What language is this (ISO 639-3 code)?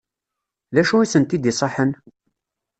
kab